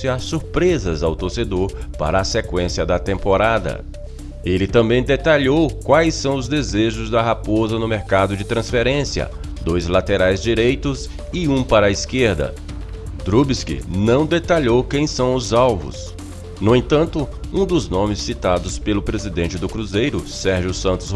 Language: Portuguese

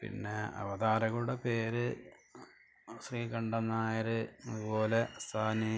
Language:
Malayalam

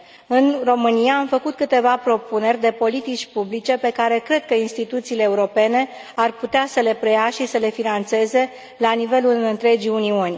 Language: Romanian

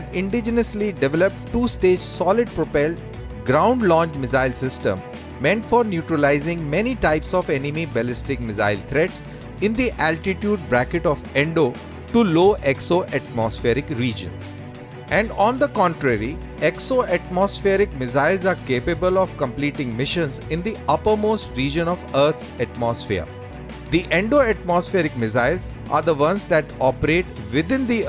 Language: English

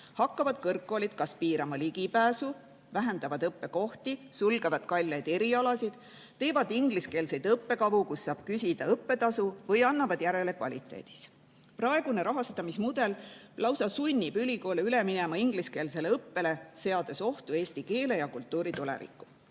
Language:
Estonian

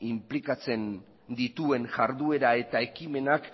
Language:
Basque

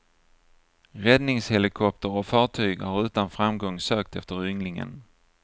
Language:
Swedish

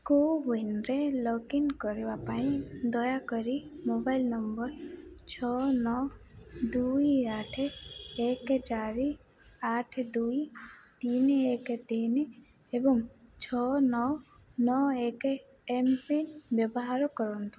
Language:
Odia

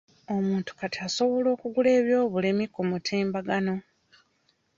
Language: Ganda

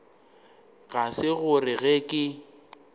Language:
Northern Sotho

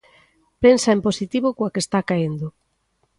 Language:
Galician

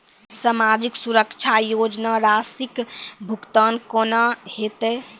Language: Maithili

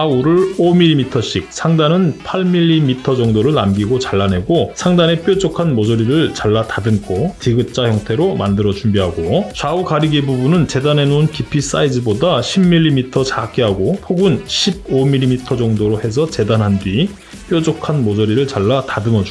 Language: Korean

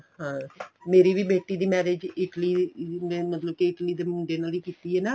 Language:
Punjabi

